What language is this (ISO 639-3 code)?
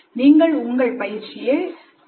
tam